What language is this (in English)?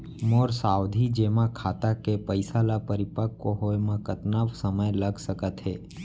Chhattisgarhi